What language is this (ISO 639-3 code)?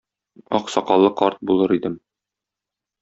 tat